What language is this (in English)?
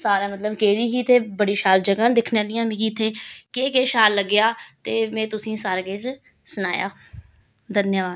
Dogri